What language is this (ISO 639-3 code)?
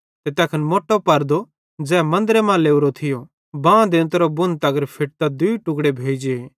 bhd